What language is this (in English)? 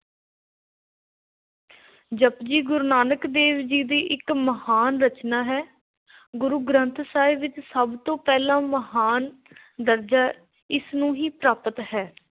Punjabi